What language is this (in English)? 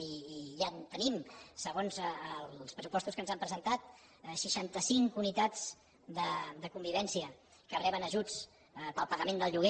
Catalan